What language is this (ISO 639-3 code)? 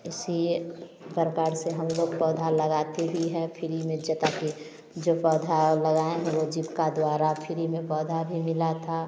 hin